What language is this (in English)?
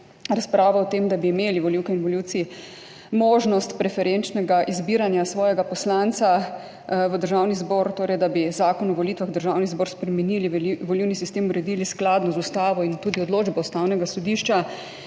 Slovenian